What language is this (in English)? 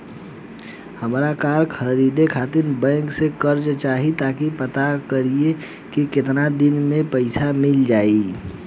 Bhojpuri